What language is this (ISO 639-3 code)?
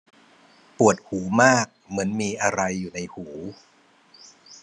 tha